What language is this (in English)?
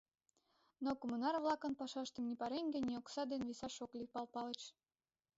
Mari